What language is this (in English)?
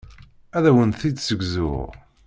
Kabyle